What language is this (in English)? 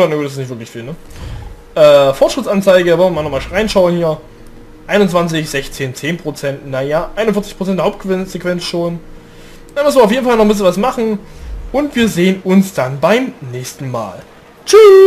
German